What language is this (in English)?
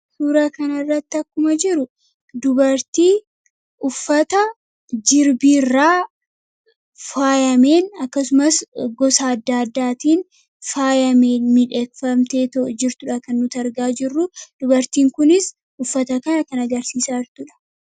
Oromo